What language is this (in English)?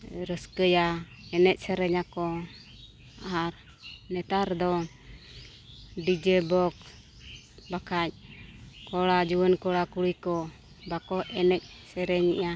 Santali